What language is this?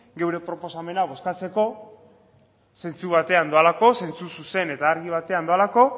Basque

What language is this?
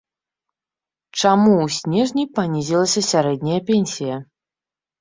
Belarusian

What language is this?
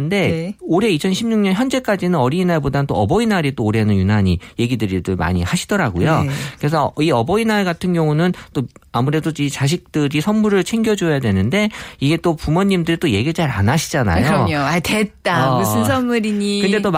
Korean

